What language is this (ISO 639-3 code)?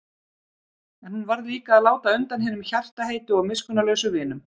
isl